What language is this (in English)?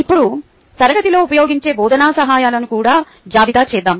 Telugu